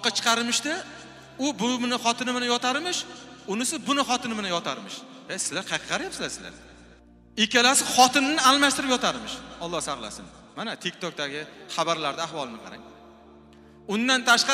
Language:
Turkish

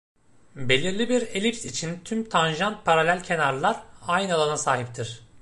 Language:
Turkish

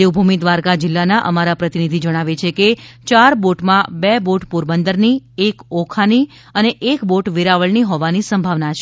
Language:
Gujarati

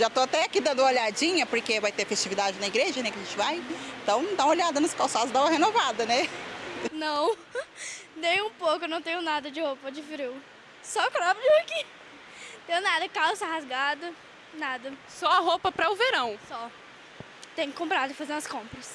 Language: Portuguese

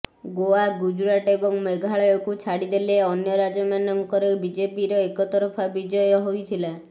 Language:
Odia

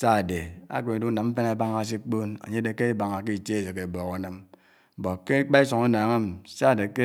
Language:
Anaang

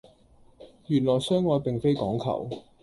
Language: Cantonese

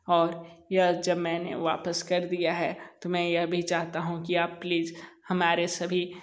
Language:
Hindi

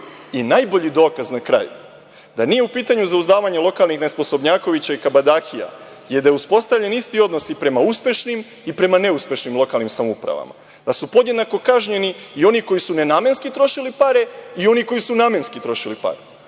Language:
Serbian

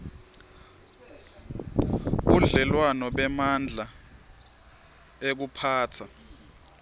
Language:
Swati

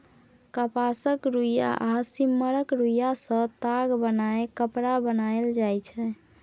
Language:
Maithili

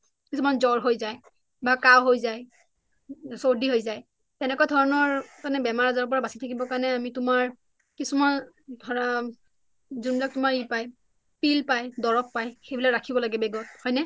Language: Assamese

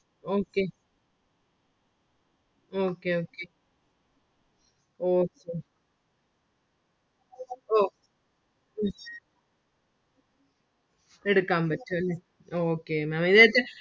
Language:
Malayalam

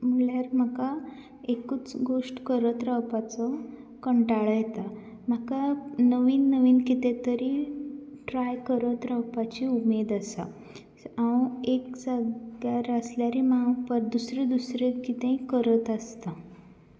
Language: Konkani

